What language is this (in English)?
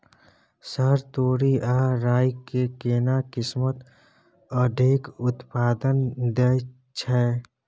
Maithili